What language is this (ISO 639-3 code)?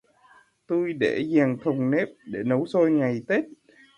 vie